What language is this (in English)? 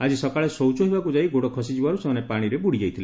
Odia